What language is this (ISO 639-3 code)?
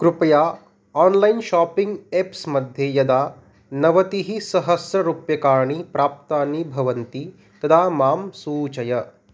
san